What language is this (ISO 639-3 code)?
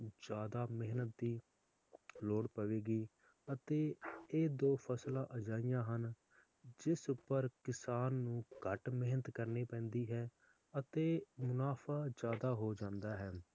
pan